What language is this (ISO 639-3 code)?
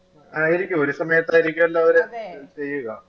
mal